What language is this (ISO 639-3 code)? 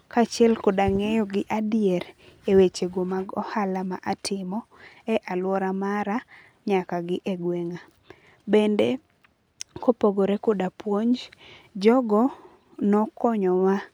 luo